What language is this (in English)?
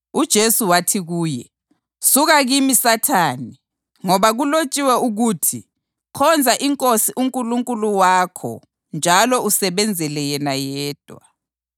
North Ndebele